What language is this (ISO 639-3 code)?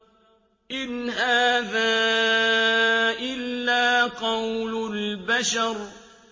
ara